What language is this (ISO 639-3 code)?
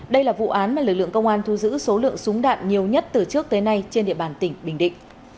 vie